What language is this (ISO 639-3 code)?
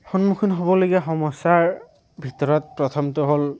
asm